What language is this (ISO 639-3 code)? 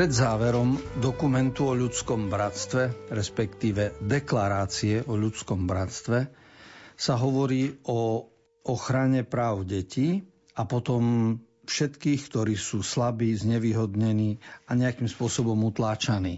slk